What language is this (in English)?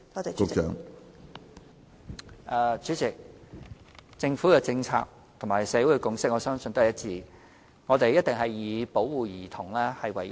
Cantonese